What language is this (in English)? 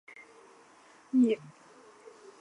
Chinese